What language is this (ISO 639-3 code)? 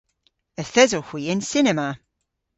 cor